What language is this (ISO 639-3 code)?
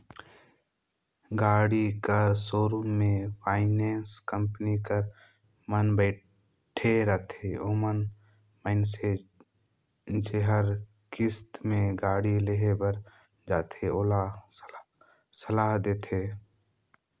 hne